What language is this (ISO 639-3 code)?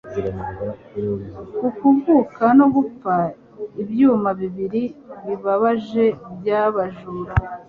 kin